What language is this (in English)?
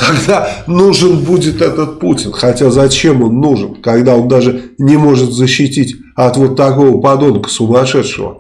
Russian